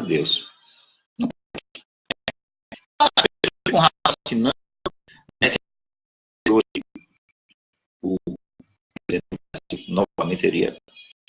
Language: Portuguese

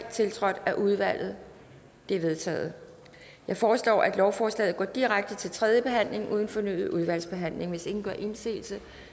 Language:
Danish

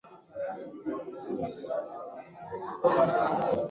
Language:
Swahili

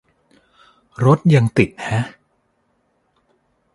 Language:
Thai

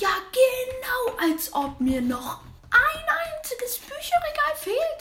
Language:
German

